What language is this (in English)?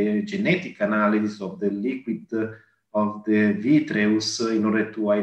English